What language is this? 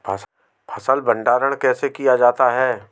Hindi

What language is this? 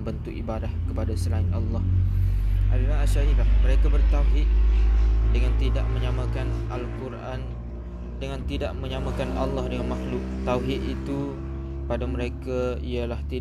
Malay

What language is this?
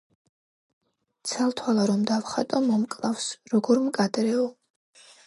Georgian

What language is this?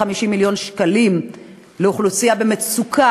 Hebrew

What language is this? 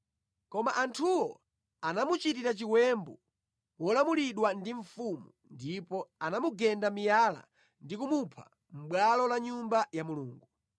Nyanja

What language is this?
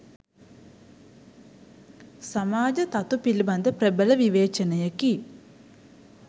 Sinhala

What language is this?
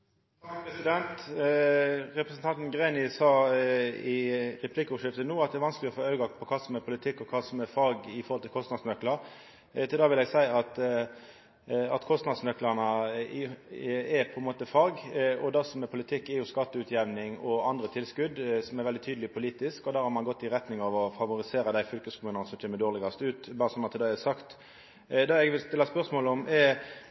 Norwegian Nynorsk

